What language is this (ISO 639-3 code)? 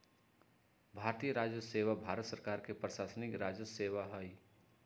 mag